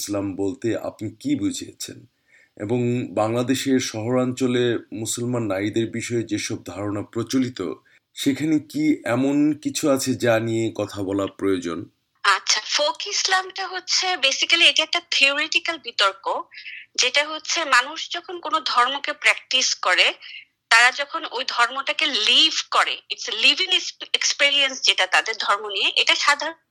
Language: Bangla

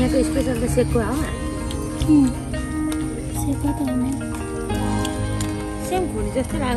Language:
Indonesian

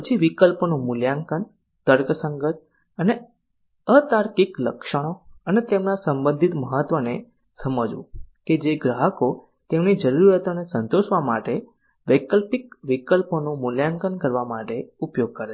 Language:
Gujarati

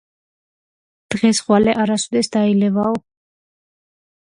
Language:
Georgian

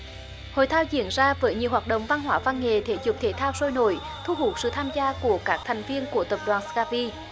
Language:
Vietnamese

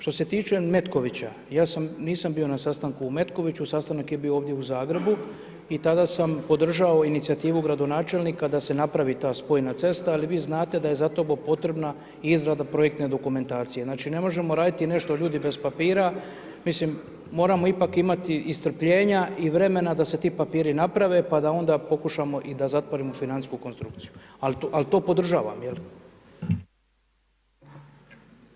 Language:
Croatian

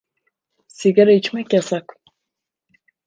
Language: Turkish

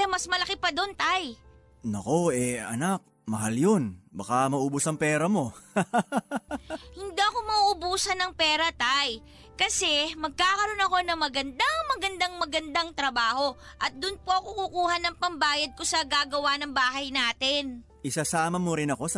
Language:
Filipino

